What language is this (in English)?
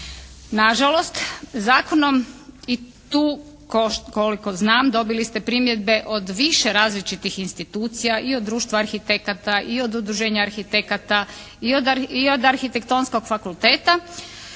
Croatian